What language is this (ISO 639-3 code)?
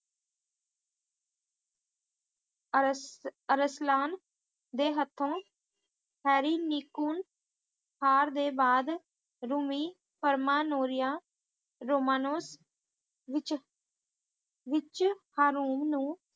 pan